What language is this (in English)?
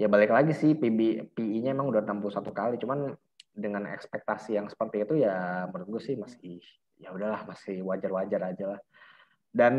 Indonesian